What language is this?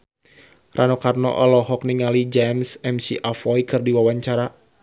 Sundanese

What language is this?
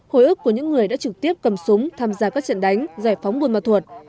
Vietnamese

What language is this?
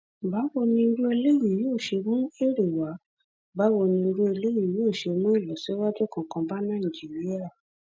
Yoruba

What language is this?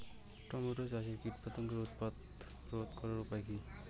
Bangla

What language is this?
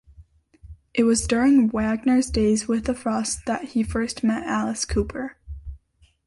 English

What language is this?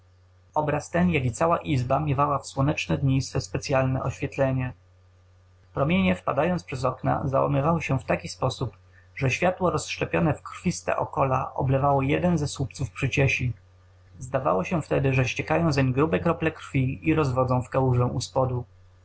Polish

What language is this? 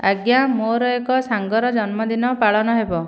Odia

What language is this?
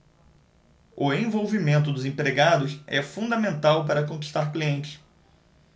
Portuguese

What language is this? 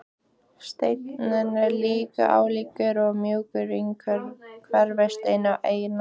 Icelandic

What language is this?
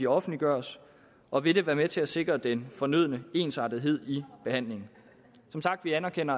Danish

